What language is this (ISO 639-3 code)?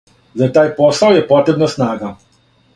srp